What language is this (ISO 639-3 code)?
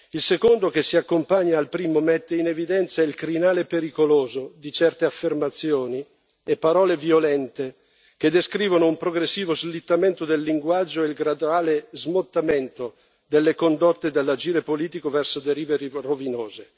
ita